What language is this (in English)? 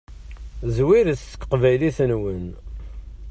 Kabyle